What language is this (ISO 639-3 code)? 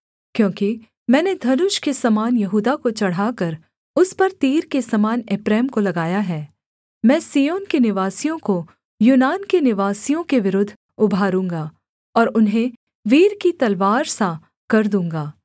hin